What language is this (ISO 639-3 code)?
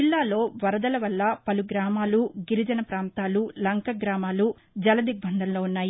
tel